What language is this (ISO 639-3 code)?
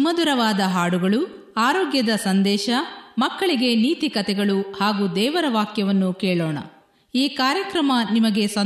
kan